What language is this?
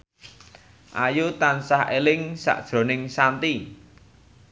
Javanese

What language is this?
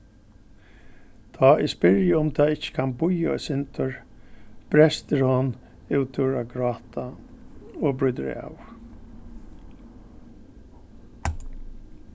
Faroese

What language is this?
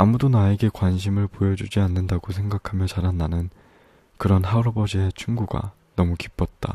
Korean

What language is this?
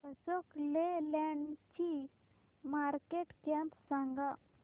Marathi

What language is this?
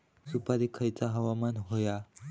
Marathi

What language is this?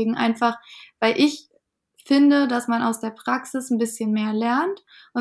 German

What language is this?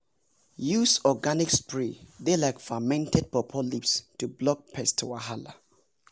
Nigerian Pidgin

